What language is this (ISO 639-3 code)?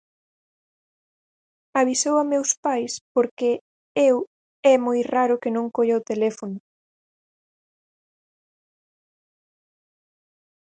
glg